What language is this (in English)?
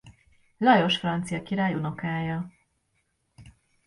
Hungarian